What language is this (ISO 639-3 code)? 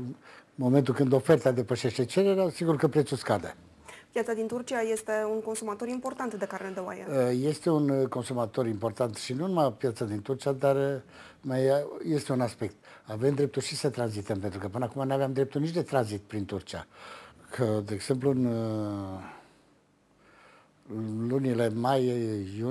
ron